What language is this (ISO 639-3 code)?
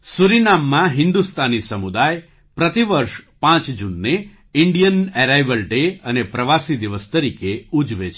guj